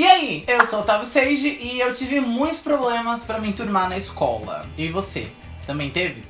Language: Portuguese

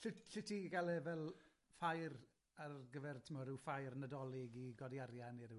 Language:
Welsh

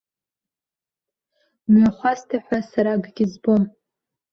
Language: Abkhazian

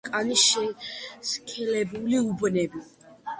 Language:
Georgian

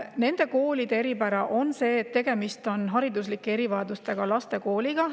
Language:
Estonian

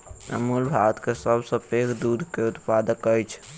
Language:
Maithili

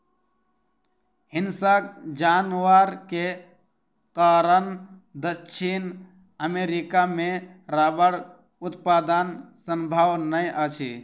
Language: Maithili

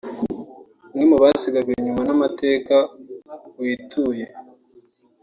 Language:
Kinyarwanda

